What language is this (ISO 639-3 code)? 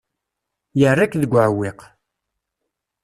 kab